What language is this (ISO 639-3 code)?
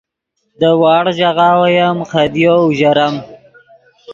ydg